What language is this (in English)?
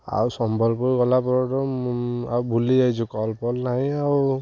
Odia